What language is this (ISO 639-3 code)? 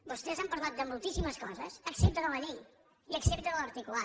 cat